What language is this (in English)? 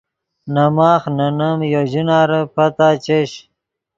Yidgha